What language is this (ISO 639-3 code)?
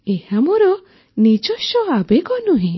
ori